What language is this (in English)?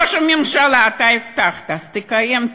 Hebrew